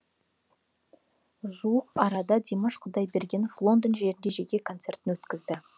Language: Kazakh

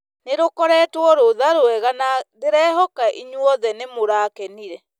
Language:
Kikuyu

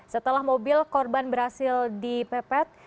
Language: Indonesian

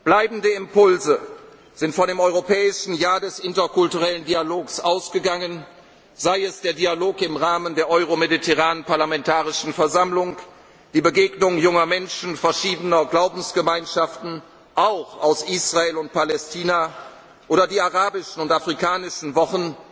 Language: German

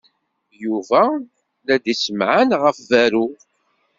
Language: Kabyle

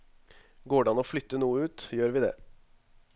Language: Norwegian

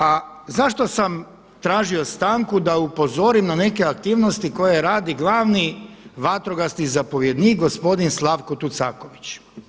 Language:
Croatian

